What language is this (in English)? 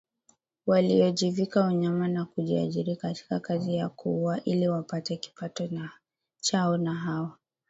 Swahili